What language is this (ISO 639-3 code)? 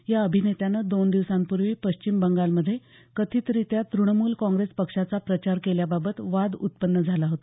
mar